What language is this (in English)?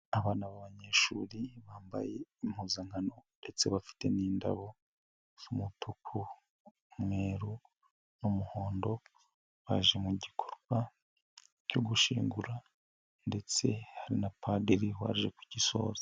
Kinyarwanda